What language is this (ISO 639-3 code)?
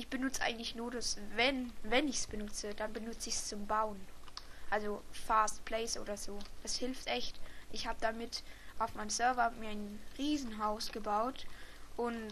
deu